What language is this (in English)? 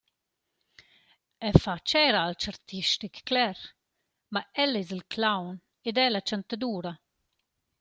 Romansh